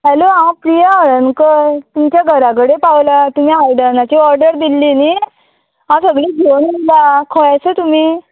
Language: Konkani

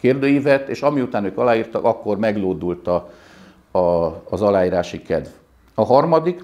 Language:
Hungarian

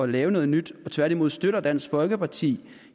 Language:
Danish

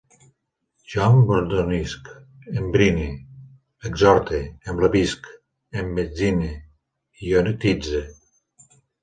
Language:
Catalan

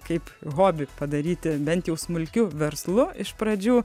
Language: Lithuanian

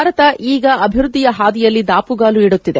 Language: Kannada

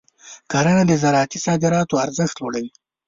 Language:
Pashto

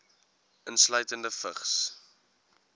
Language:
Afrikaans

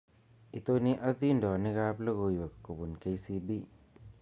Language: Kalenjin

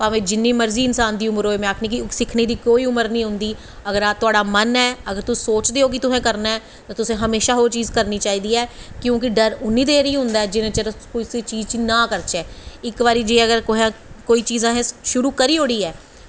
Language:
Dogri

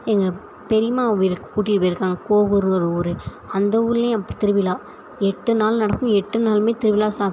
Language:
Tamil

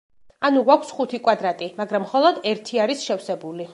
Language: Georgian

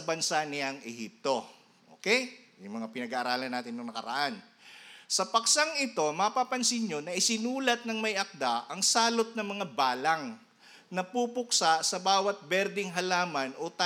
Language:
Filipino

